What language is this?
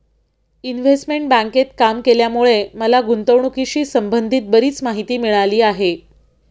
Marathi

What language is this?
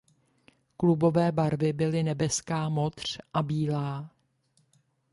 Czech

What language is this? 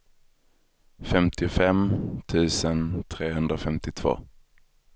Swedish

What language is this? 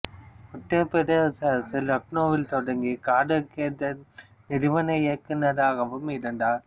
Tamil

